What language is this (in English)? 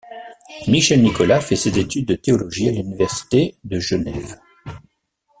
French